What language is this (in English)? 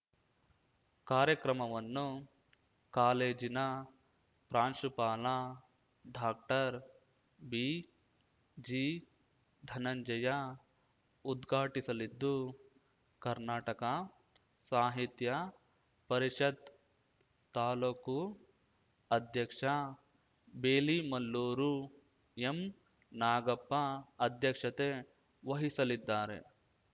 Kannada